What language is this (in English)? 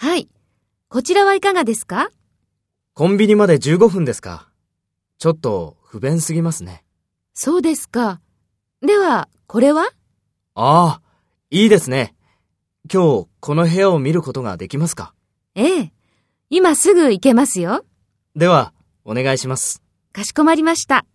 Japanese